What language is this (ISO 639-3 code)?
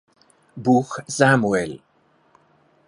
deu